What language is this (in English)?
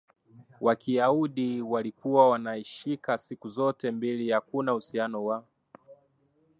Swahili